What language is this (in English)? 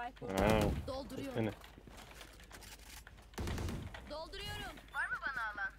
Turkish